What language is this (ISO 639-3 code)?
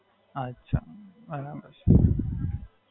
guj